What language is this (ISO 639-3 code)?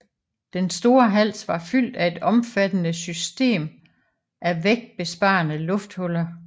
dan